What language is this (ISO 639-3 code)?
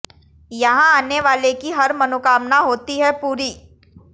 hin